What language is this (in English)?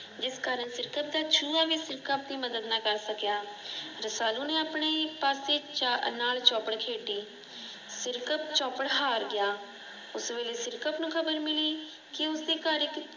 Punjabi